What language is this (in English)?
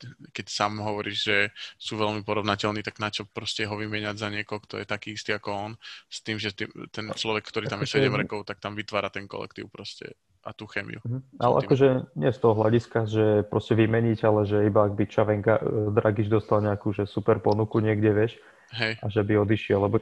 Slovak